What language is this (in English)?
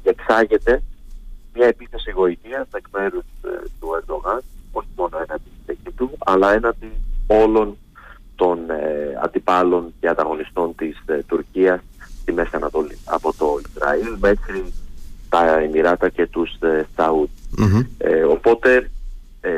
Greek